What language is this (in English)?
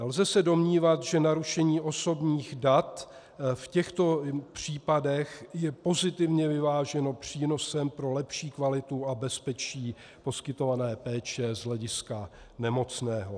Czech